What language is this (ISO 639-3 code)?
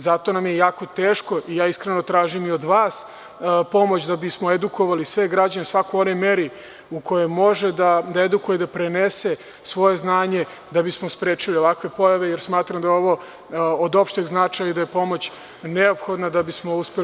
srp